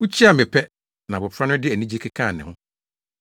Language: Akan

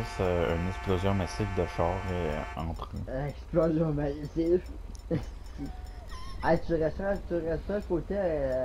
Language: French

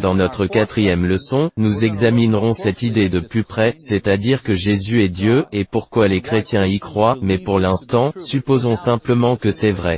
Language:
French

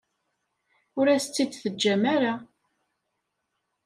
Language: Kabyle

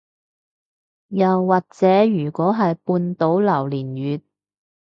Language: Cantonese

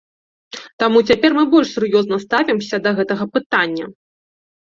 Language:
Belarusian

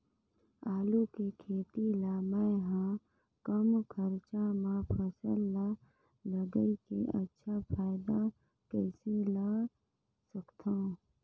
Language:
Chhattisgarhi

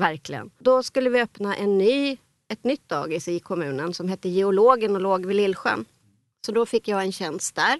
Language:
Swedish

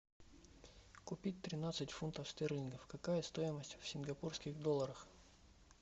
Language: Russian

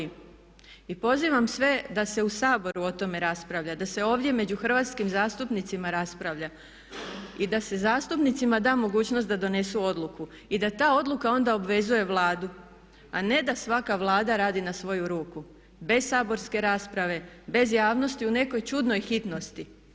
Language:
Croatian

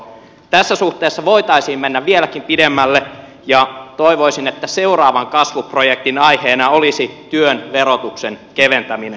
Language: Finnish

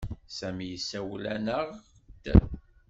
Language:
Kabyle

